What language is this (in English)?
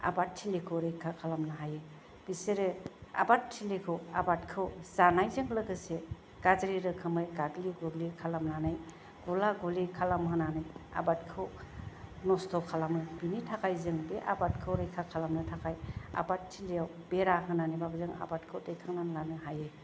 Bodo